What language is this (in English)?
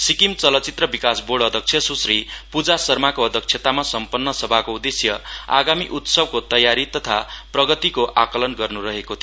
Nepali